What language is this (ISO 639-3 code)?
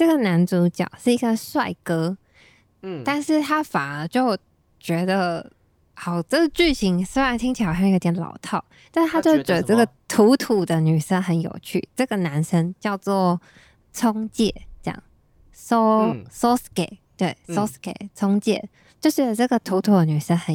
zho